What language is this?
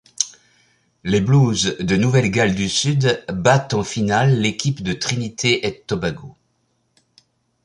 French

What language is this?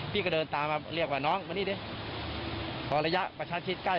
Thai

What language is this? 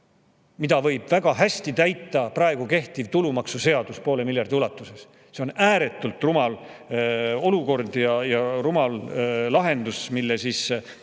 Estonian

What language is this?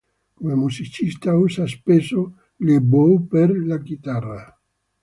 Italian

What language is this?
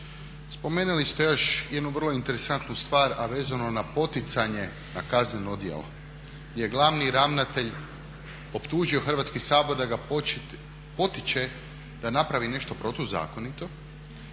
Croatian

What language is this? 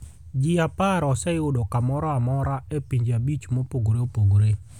Luo (Kenya and Tanzania)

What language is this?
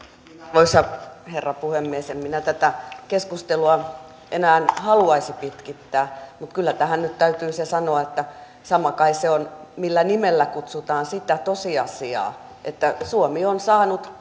Finnish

